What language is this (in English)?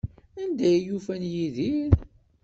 Kabyle